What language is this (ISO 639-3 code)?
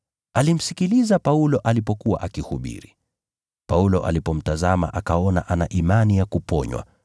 swa